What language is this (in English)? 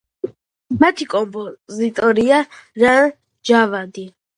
Georgian